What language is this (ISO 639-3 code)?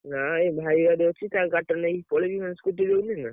ori